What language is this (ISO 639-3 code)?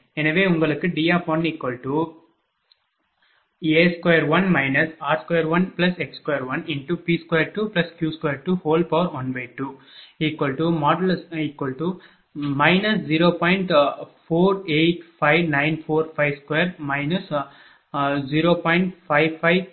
tam